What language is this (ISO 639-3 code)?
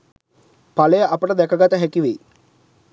sin